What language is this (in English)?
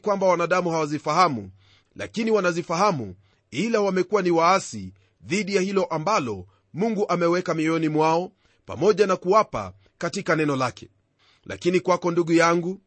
Swahili